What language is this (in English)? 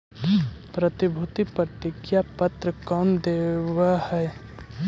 Magahi